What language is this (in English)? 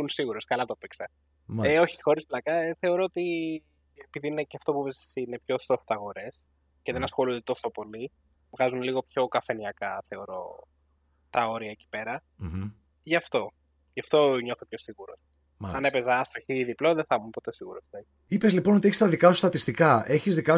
Greek